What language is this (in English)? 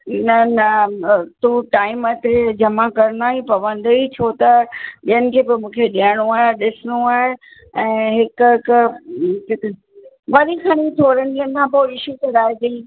Sindhi